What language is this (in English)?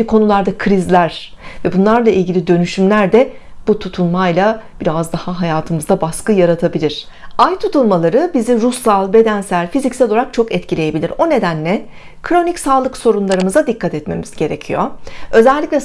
Turkish